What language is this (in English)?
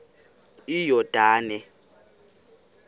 Xhosa